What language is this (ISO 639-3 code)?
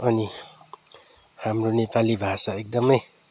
nep